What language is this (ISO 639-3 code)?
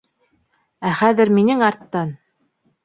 bak